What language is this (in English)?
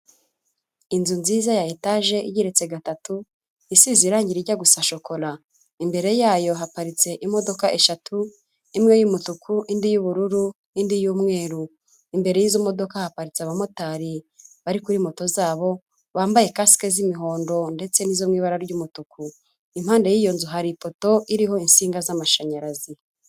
Kinyarwanda